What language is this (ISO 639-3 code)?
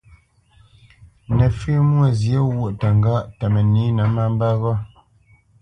bce